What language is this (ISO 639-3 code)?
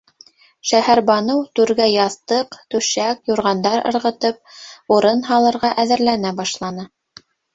bak